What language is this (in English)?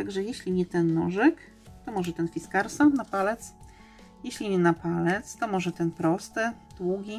Polish